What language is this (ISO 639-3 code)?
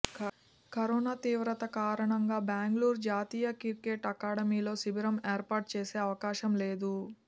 tel